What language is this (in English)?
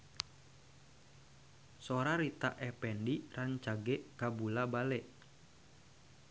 Sundanese